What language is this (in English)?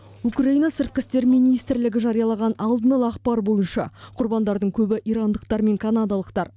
Kazakh